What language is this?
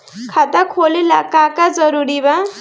Bhojpuri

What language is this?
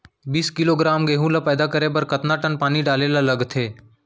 Chhattisgarhi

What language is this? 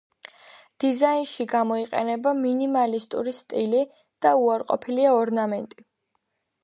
Georgian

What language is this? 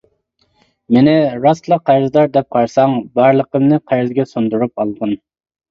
Uyghur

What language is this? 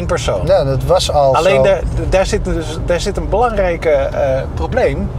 Dutch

